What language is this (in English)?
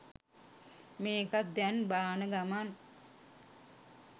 Sinhala